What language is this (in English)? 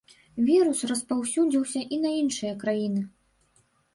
Belarusian